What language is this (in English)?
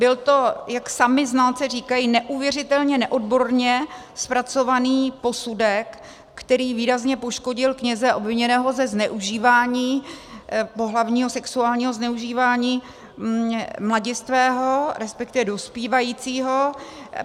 Czech